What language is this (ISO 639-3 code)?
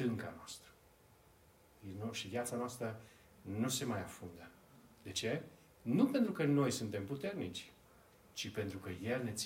ron